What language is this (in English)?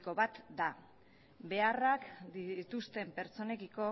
Basque